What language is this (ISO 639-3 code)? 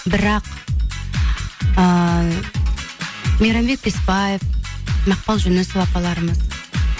kaz